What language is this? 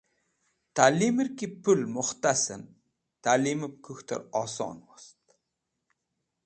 Wakhi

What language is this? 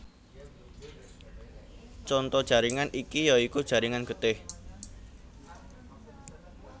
Javanese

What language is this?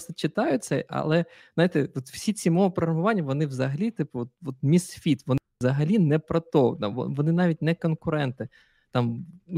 Ukrainian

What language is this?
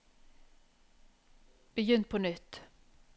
Norwegian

